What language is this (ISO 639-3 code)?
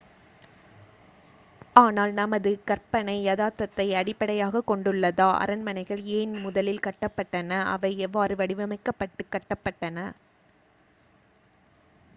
tam